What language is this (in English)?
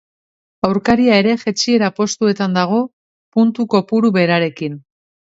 Basque